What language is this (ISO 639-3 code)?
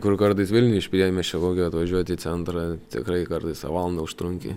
lit